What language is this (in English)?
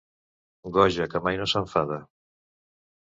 Catalan